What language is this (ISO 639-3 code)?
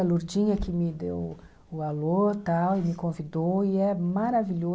por